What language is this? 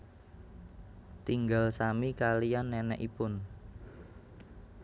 Javanese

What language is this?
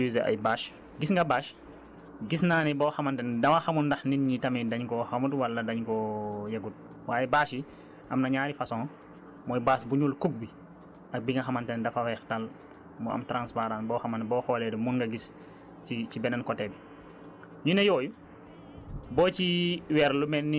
Wolof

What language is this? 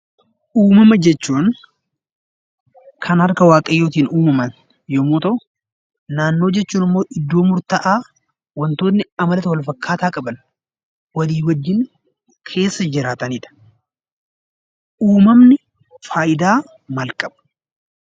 Oromo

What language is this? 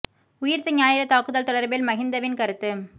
Tamil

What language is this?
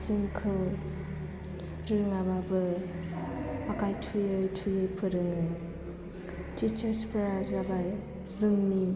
Bodo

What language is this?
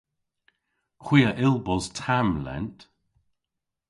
Cornish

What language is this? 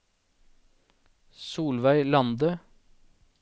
Norwegian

